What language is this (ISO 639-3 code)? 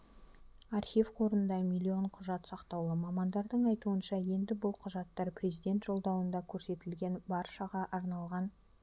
kaz